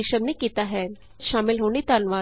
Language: Punjabi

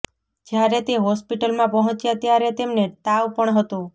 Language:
Gujarati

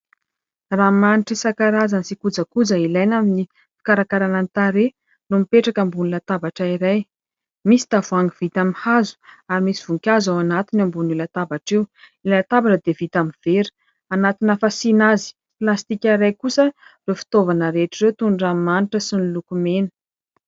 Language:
Malagasy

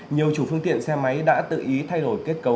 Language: Vietnamese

